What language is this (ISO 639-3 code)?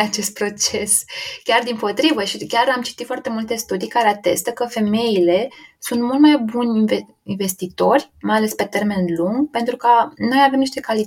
ron